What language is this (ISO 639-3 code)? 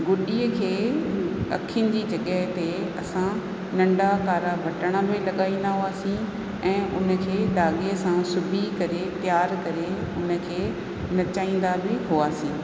snd